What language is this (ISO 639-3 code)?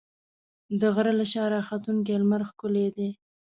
pus